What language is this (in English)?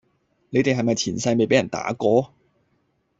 Cantonese